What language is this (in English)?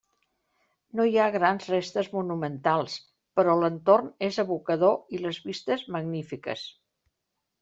Catalan